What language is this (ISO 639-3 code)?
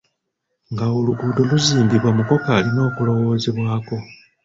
lug